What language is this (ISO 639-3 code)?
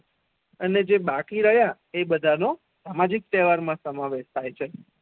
guj